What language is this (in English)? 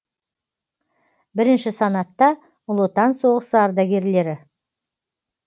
Kazakh